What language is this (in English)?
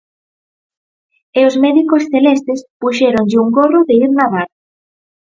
Galician